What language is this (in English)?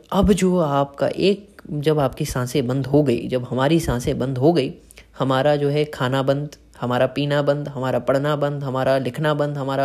Hindi